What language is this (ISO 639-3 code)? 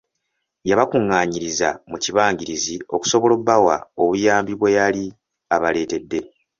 lug